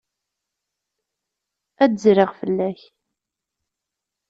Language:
Kabyle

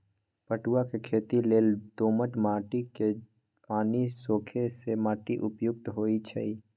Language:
Magahi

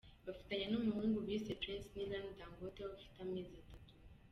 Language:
Kinyarwanda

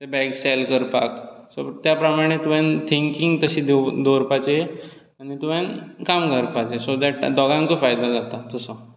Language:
Konkani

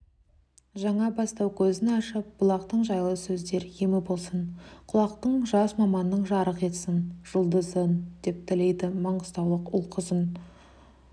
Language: Kazakh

